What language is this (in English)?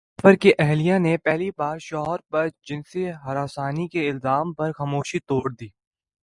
Urdu